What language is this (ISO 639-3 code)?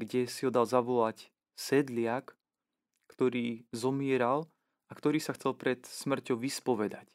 slk